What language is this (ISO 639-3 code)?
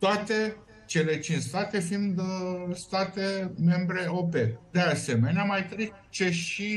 ron